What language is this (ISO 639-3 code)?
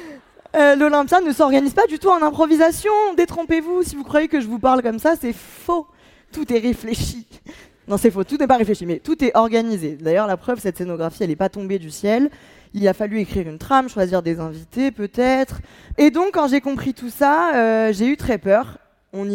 fra